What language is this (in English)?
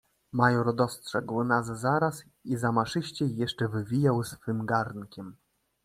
Polish